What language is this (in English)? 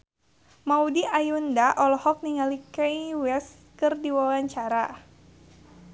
Sundanese